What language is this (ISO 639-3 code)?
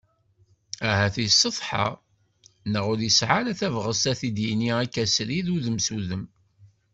kab